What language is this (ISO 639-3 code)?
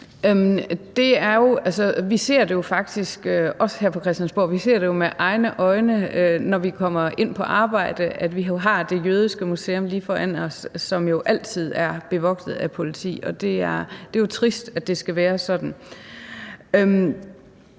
dan